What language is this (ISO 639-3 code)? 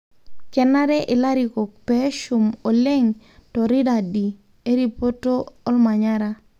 mas